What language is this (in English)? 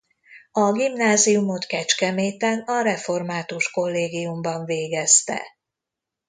Hungarian